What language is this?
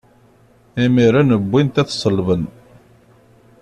Kabyle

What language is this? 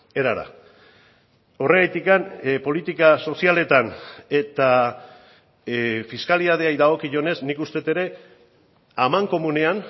Basque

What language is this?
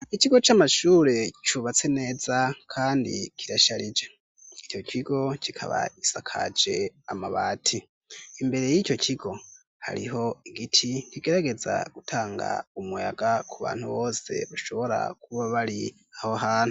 Rundi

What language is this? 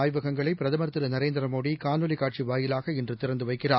Tamil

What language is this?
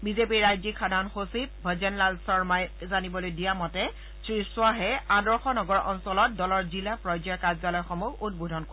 Assamese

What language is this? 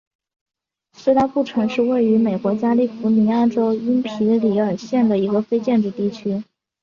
Chinese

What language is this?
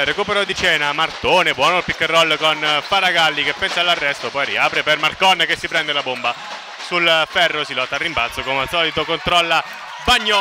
Italian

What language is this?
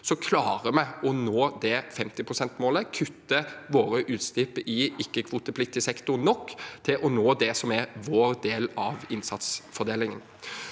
Norwegian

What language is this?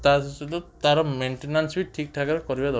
Odia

